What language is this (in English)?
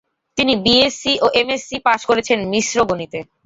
Bangla